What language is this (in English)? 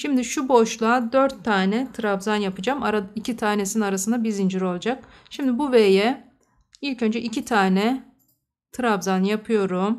Turkish